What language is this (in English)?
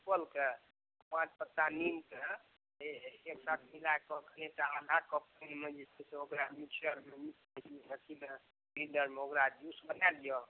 Maithili